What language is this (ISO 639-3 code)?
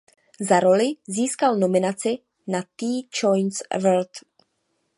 ces